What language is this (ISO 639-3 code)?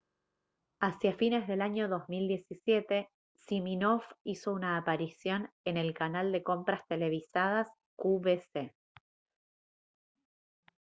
spa